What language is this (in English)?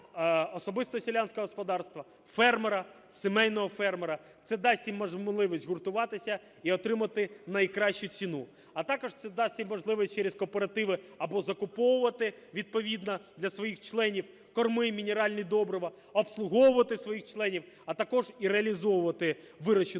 Ukrainian